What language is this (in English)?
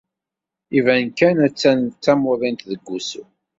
Kabyle